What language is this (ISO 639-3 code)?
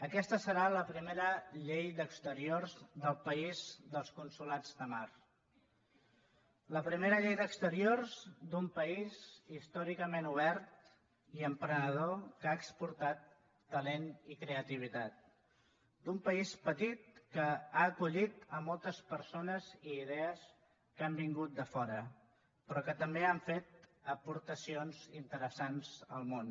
cat